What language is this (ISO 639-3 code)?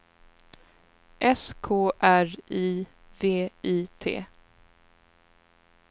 swe